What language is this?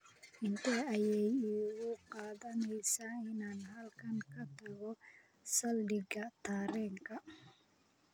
Somali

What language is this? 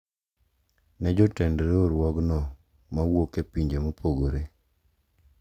Luo (Kenya and Tanzania)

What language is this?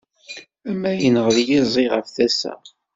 Kabyle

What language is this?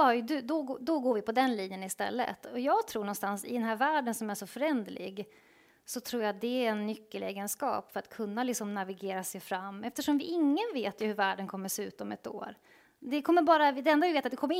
Swedish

